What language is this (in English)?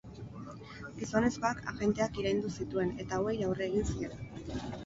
Basque